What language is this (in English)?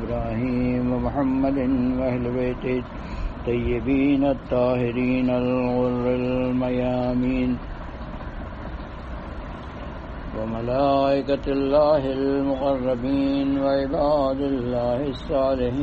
Urdu